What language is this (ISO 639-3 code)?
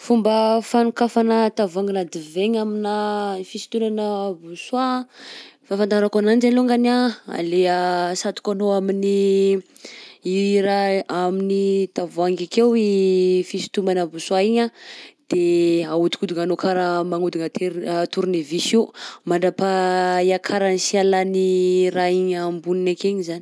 bzc